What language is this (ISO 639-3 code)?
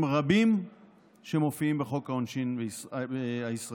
heb